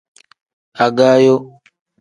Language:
Tem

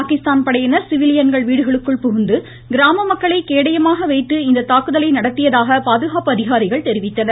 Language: Tamil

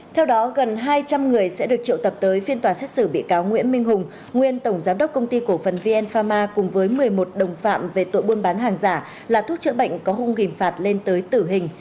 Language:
Vietnamese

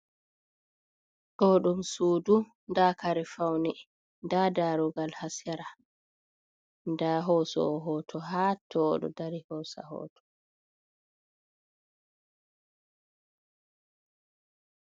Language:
Fula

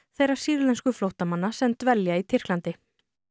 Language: Icelandic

